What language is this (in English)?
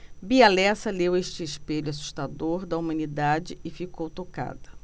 Portuguese